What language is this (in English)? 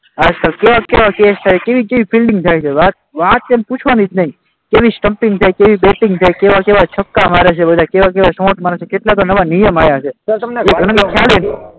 Gujarati